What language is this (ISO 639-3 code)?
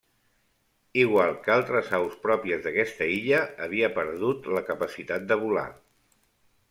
cat